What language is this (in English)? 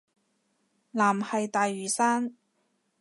Cantonese